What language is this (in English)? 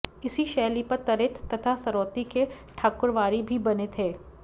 Sanskrit